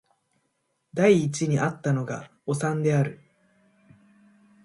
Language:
Japanese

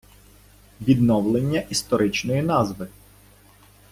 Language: Ukrainian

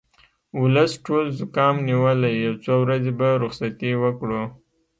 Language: Pashto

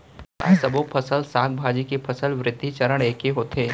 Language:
Chhattisgarhi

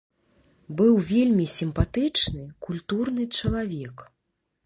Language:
Belarusian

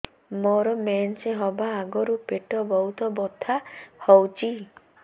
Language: Odia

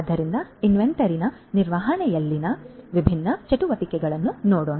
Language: Kannada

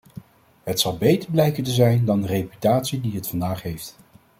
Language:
Dutch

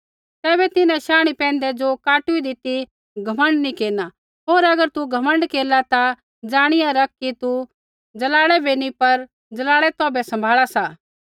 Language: Kullu Pahari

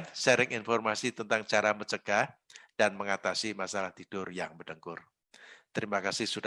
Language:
Indonesian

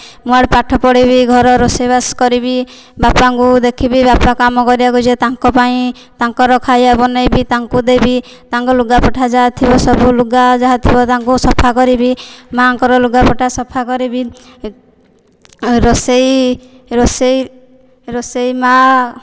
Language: Odia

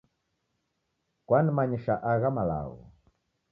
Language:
Taita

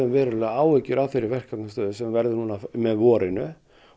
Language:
Icelandic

